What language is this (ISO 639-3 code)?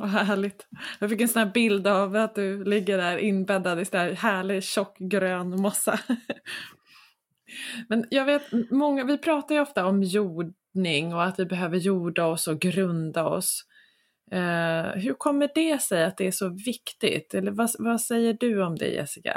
swe